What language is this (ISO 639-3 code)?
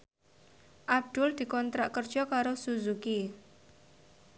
jav